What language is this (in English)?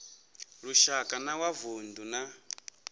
Venda